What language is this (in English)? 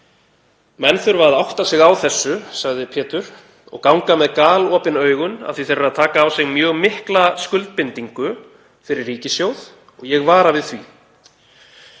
Icelandic